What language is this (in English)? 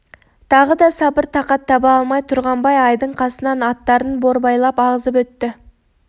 Kazakh